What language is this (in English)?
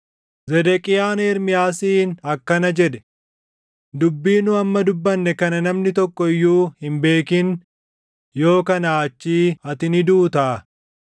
Oromo